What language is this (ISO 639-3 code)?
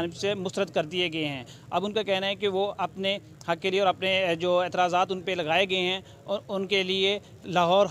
hin